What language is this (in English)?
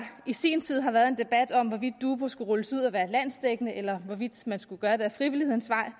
Danish